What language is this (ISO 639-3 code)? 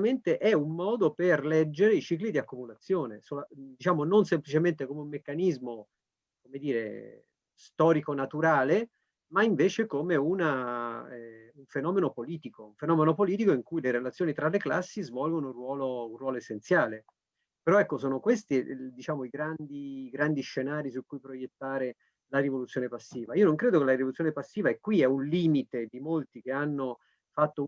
ita